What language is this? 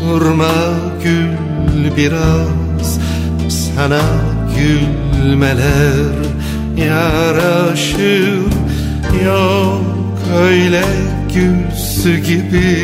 Turkish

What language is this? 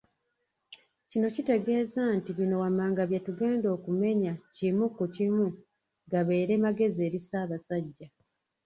Ganda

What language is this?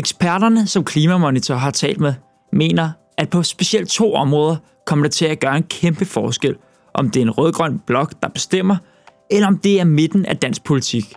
Danish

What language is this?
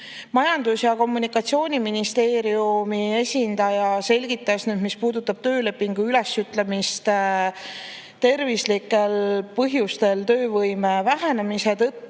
Estonian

